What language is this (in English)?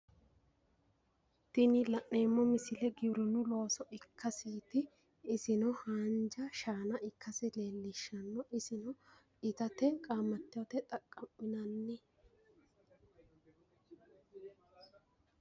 Sidamo